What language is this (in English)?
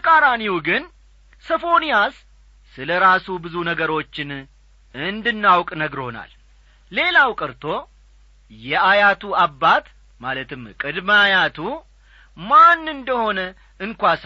Amharic